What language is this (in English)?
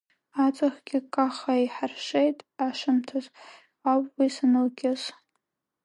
Abkhazian